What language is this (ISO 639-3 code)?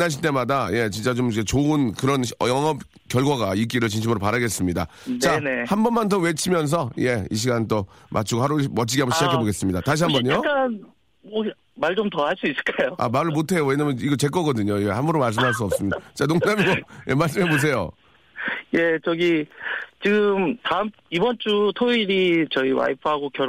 kor